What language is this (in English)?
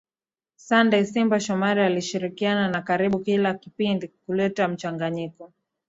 Swahili